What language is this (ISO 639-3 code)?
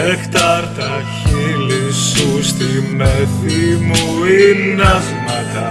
ell